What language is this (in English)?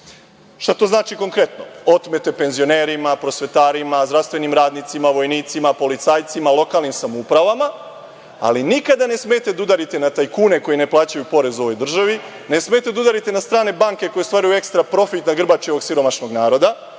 Serbian